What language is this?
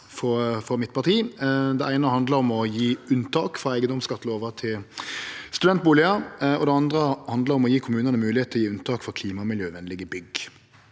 Norwegian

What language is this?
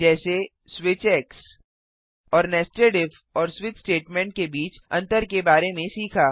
Hindi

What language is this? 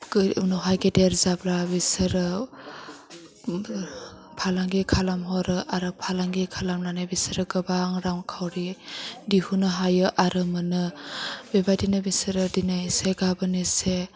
Bodo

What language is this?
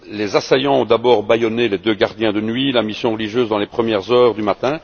French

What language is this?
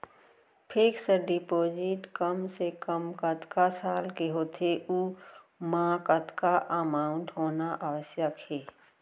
Chhattisgarhi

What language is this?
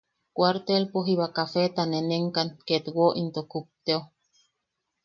Yaqui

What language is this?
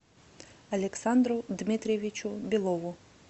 Russian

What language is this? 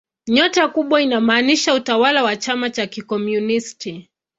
Swahili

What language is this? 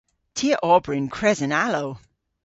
Cornish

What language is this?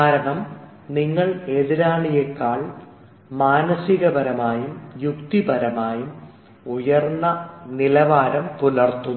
Malayalam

